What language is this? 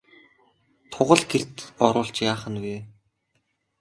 Mongolian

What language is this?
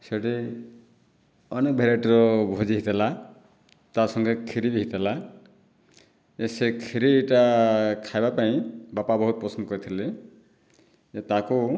Odia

